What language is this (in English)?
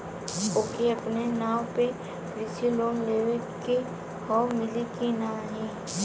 Bhojpuri